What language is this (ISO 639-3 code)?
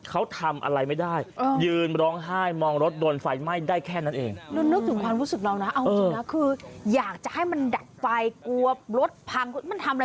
tha